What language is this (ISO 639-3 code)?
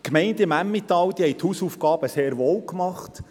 gsw